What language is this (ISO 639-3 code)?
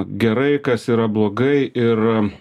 lit